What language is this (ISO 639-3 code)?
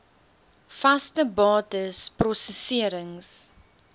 afr